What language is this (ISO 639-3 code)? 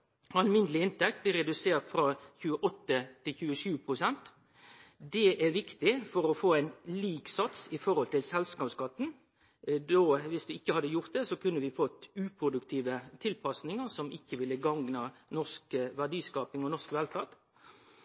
nno